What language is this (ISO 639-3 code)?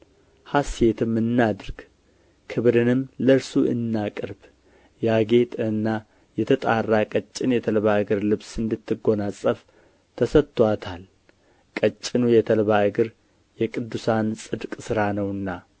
amh